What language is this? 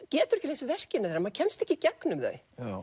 Icelandic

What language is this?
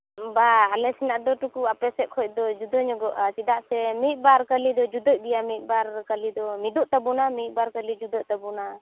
Santali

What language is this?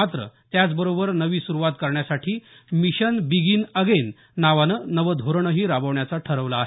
Marathi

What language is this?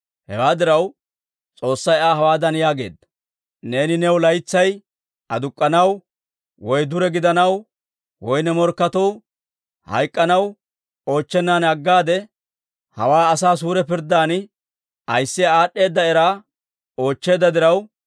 Dawro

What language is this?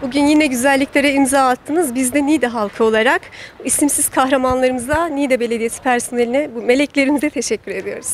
Turkish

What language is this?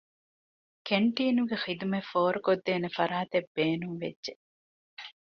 Divehi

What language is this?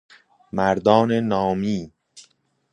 Persian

